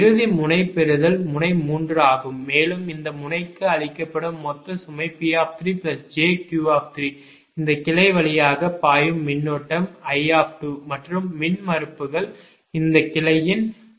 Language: Tamil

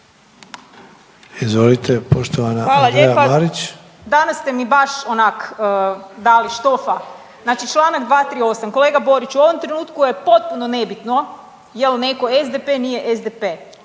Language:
Croatian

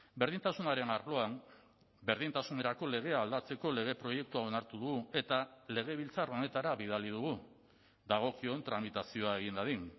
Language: Basque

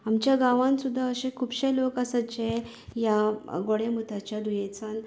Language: Konkani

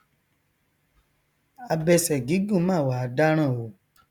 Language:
Yoruba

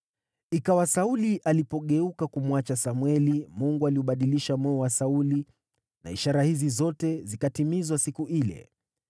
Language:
Swahili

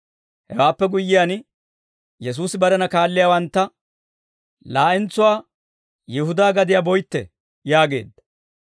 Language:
Dawro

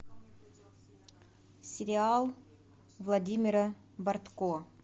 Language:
Russian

